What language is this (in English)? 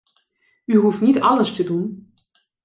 Dutch